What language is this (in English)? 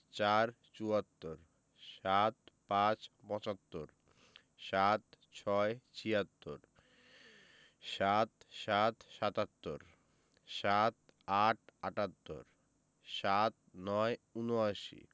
Bangla